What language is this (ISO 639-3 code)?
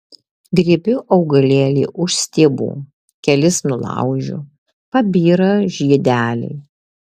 lit